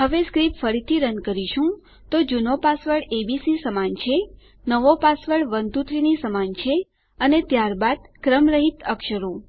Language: Gujarati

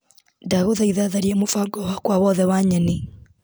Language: Kikuyu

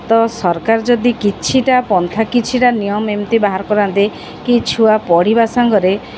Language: Odia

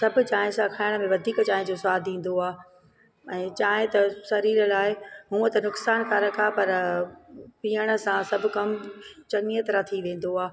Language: Sindhi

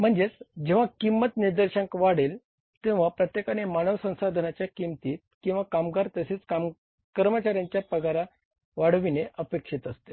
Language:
Marathi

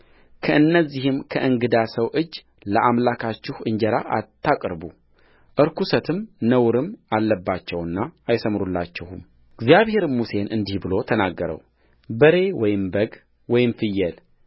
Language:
Amharic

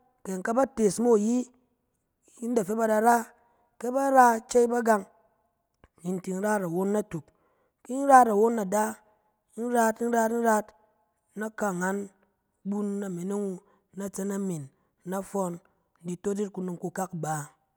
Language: Cen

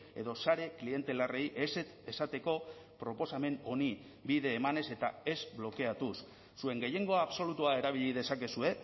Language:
Basque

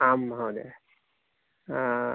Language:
Sanskrit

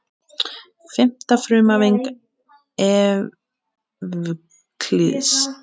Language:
Icelandic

